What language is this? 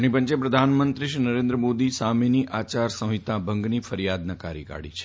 Gujarati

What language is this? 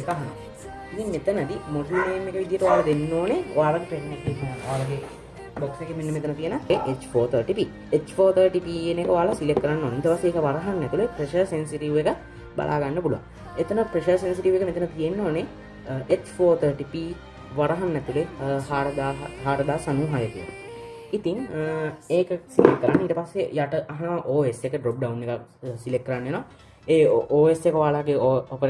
Sinhala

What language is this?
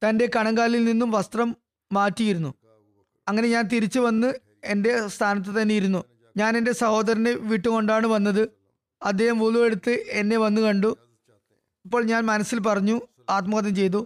Malayalam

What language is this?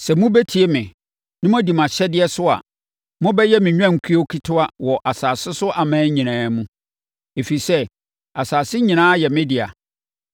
Akan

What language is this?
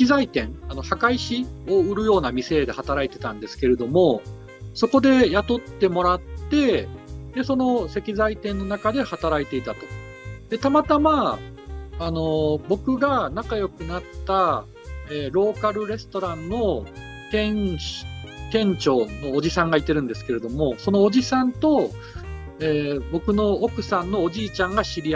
Japanese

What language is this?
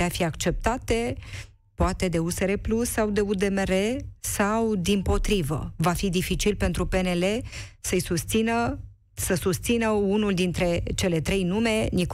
Romanian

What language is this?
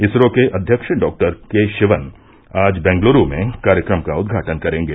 Hindi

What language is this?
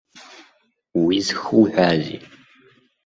Abkhazian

